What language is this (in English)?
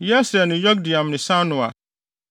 Akan